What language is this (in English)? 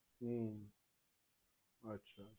Gujarati